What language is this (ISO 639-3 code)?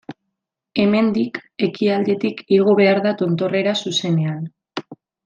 eus